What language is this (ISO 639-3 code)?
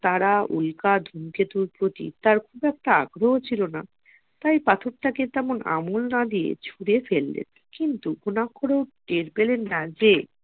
ben